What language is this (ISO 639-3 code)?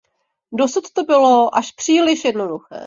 ces